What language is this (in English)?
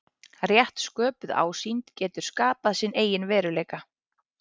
Icelandic